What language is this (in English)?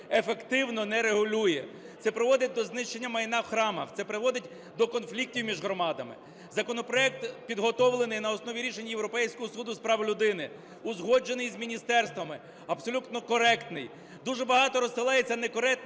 Ukrainian